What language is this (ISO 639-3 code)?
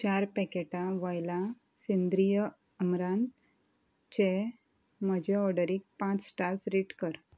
kok